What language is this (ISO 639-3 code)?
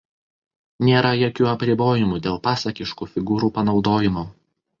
lit